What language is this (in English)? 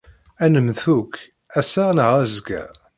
Kabyle